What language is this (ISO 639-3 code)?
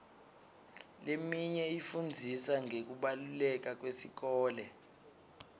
ssw